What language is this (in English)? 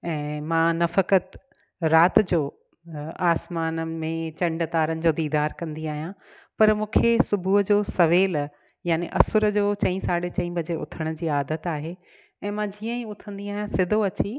Sindhi